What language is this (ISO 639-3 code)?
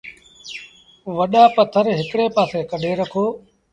sbn